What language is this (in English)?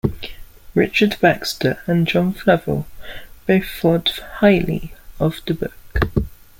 English